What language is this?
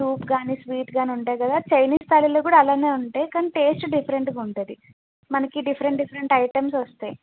Telugu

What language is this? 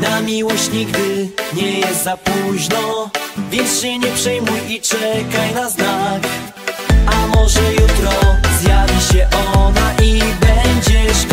Polish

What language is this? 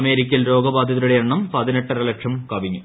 Malayalam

